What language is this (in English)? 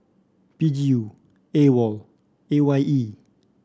English